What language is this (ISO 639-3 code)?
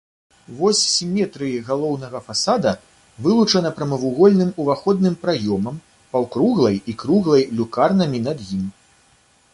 bel